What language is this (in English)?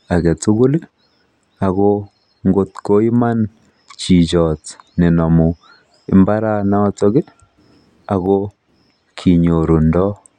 Kalenjin